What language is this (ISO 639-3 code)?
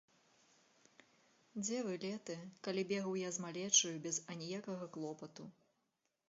bel